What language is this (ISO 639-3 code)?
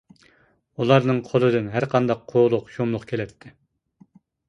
uig